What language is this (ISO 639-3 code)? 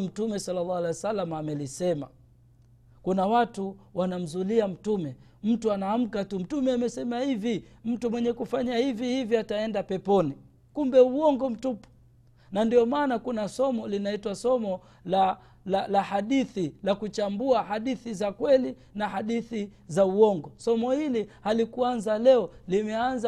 swa